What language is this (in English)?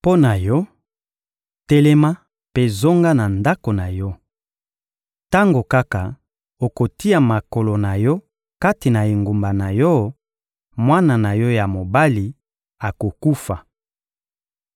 Lingala